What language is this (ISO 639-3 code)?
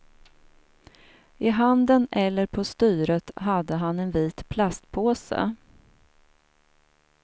swe